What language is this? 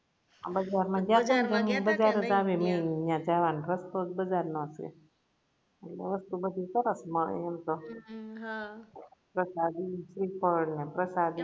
Gujarati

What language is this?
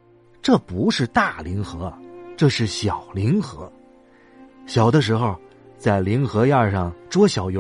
Chinese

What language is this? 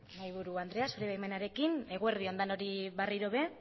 Basque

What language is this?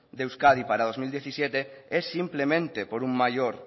Spanish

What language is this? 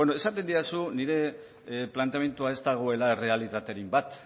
Basque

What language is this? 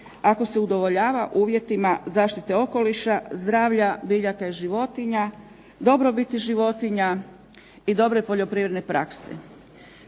Croatian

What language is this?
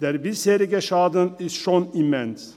Swiss German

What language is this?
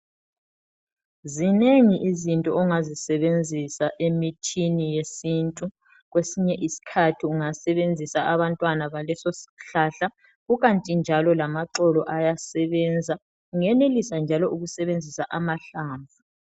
North Ndebele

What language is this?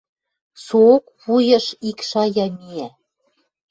Western Mari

